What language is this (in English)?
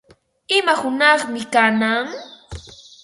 Ambo-Pasco Quechua